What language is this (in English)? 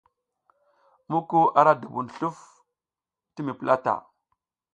South Giziga